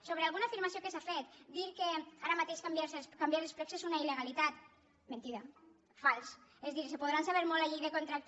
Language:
Catalan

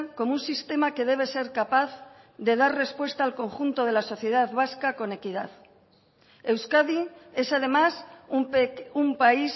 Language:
Spanish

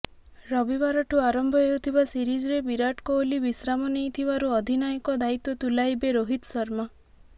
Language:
Odia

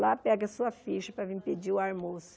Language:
Portuguese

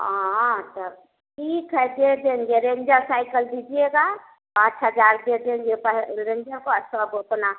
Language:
Hindi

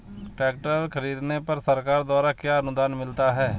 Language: Hindi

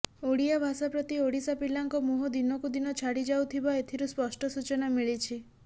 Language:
Odia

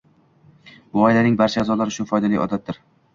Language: Uzbek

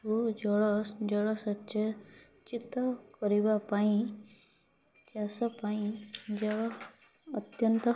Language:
Odia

